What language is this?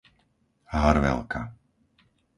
Slovak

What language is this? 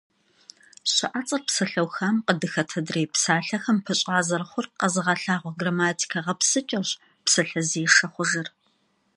Kabardian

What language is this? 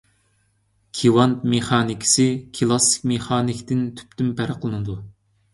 Uyghur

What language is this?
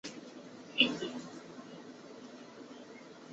Chinese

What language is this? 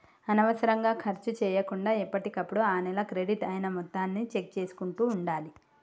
Telugu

